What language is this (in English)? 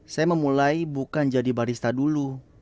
Indonesian